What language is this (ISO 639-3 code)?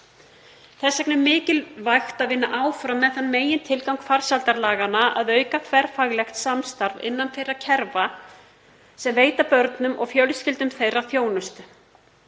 isl